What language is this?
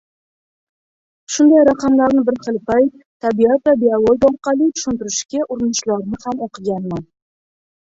Uzbek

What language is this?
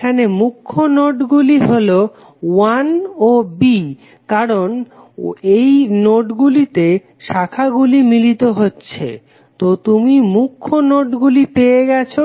Bangla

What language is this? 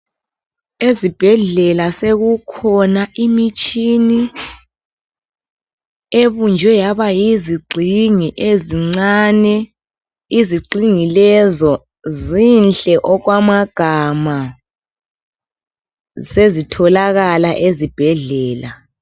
North Ndebele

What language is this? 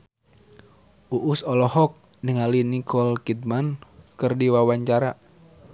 Sundanese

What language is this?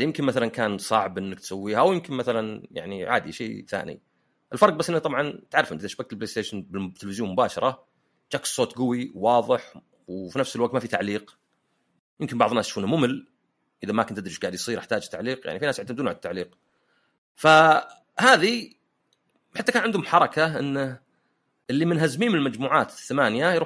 Arabic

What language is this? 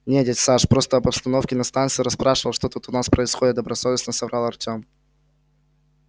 Russian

